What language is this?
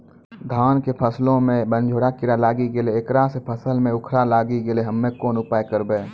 Maithili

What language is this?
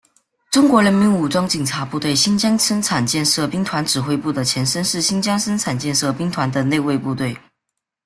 Chinese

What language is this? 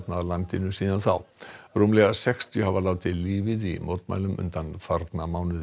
Icelandic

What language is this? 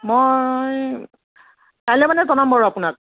Assamese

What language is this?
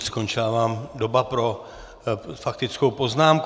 Czech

